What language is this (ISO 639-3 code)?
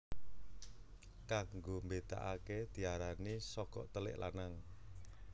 jav